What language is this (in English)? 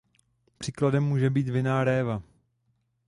Czech